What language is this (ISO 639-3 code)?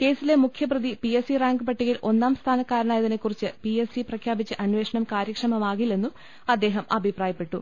mal